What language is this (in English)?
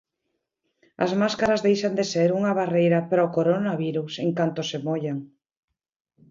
Galician